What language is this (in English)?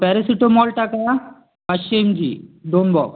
Marathi